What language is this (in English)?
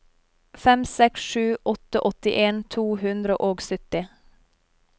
Norwegian